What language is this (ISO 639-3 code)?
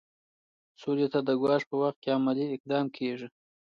pus